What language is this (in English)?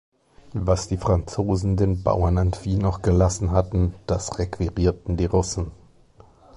German